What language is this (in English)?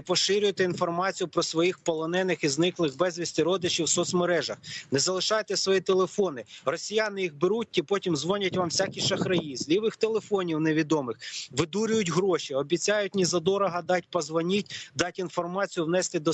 Ukrainian